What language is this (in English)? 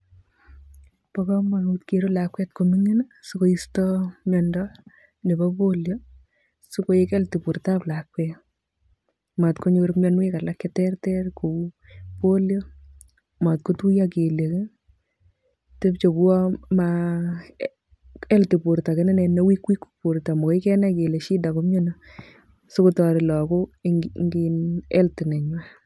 Kalenjin